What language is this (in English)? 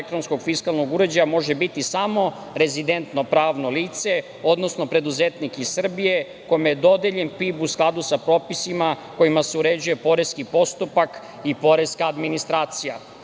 Serbian